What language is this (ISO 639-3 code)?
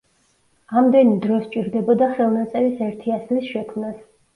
kat